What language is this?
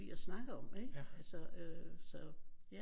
Danish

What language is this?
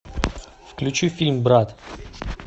Russian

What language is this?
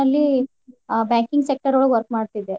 Kannada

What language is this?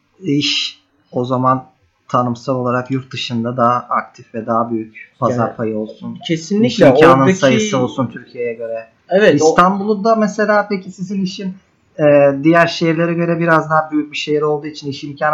Turkish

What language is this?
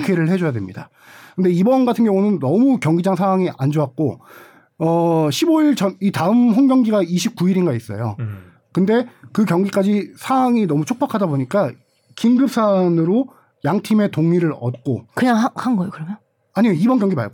Korean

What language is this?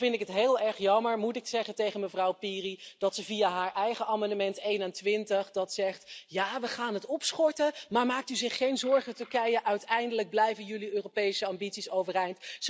Dutch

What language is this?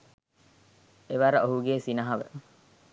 Sinhala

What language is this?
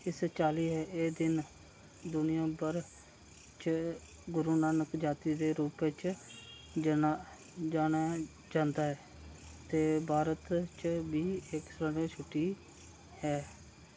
Dogri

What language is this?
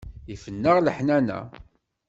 Kabyle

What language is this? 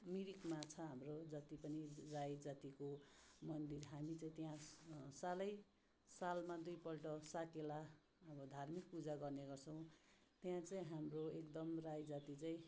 Nepali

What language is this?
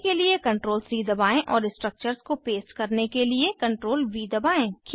Hindi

